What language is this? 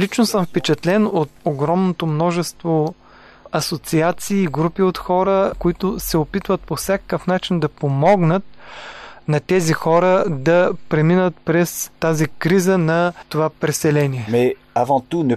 Bulgarian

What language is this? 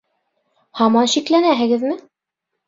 Bashkir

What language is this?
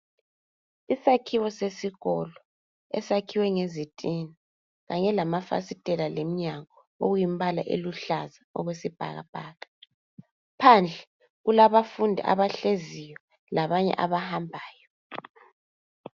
North Ndebele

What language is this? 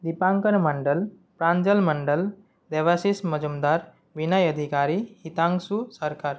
Sanskrit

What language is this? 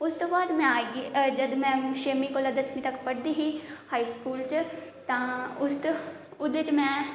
Dogri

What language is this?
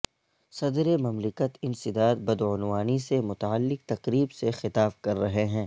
Urdu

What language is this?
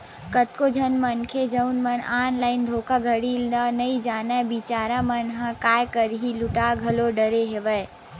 Chhattisgarhi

